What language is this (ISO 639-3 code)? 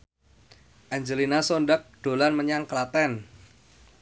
jav